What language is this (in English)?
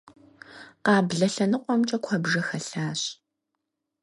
Kabardian